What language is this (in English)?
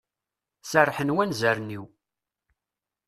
Kabyle